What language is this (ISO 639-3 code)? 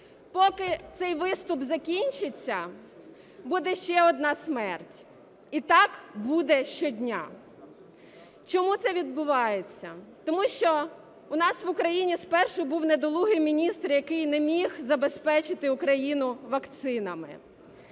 ukr